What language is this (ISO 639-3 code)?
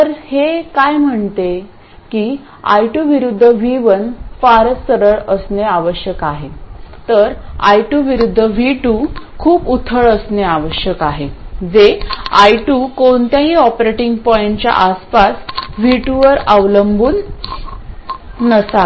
mar